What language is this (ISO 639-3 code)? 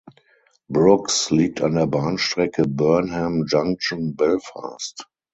deu